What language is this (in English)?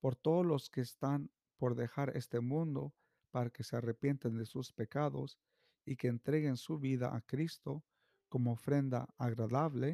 Spanish